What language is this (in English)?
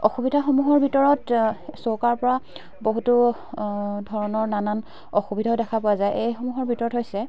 Assamese